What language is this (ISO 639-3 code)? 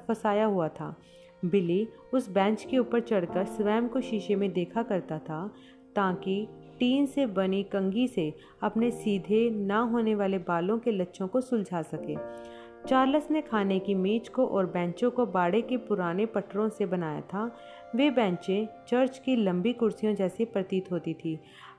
hin